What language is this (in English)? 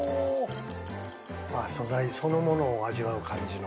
Japanese